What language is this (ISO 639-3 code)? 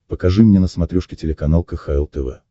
rus